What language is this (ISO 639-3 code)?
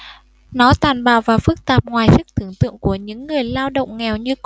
vie